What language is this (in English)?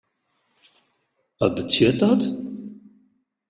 Western Frisian